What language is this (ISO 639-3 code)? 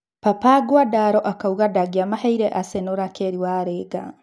kik